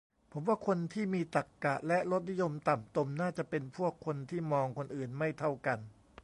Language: Thai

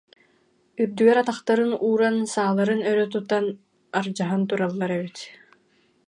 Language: Yakut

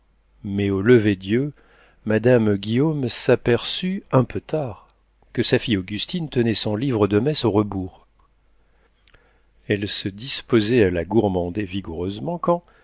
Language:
French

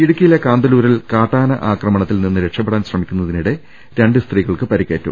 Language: Malayalam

